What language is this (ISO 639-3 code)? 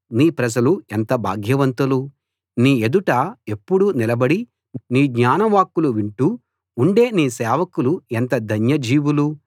tel